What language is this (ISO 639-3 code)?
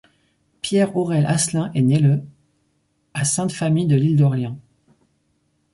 fra